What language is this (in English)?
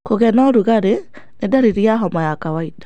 Kikuyu